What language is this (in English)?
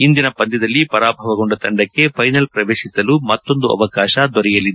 Kannada